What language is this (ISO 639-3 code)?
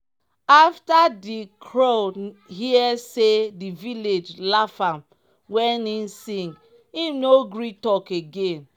pcm